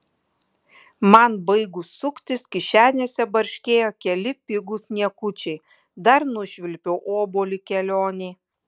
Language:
Lithuanian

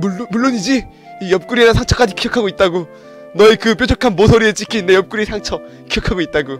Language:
Korean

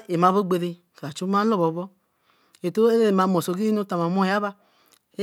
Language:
Eleme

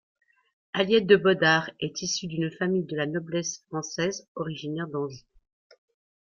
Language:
French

